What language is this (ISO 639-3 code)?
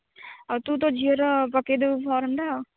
ori